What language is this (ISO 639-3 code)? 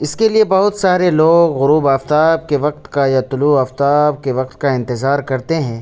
urd